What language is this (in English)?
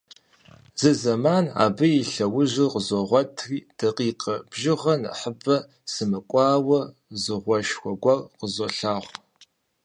Kabardian